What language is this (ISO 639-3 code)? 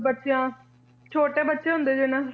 pan